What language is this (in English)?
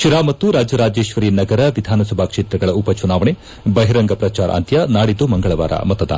Kannada